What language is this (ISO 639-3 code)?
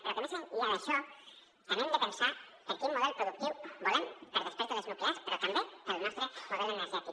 cat